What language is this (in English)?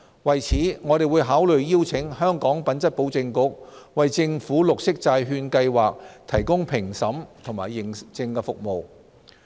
Cantonese